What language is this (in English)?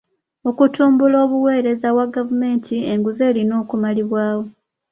Ganda